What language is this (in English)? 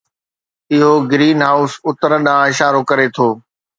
Sindhi